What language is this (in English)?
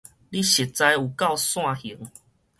Min Nan Chinese